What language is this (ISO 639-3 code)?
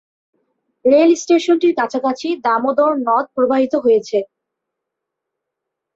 ben